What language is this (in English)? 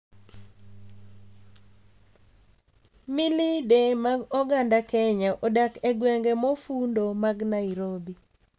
Luo (Kenya and Tanzania)